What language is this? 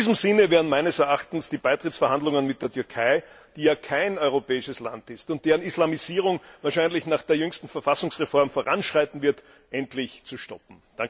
German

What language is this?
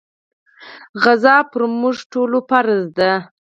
Pashto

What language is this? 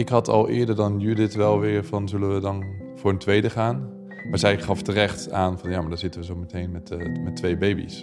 Dutch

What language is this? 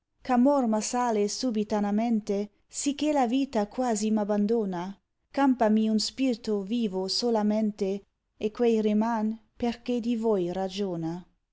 Italian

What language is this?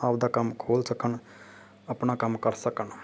Punjabi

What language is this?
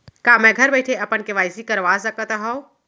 Chhattisgarhi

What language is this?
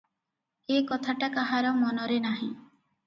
Odia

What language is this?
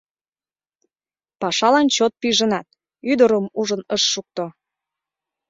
Mari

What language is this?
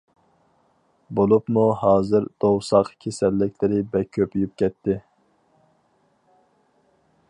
Uyghur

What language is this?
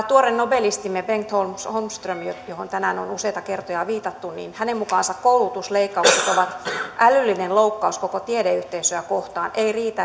Finnish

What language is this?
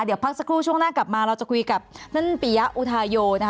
Thai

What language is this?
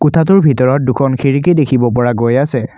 Assamese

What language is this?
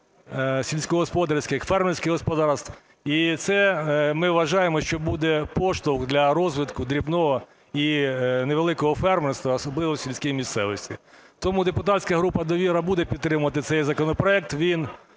Ukrainian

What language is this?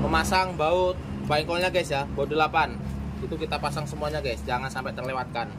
Indonesian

